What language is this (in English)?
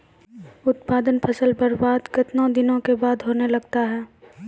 Maithili